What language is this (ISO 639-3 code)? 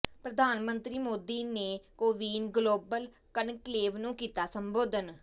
pan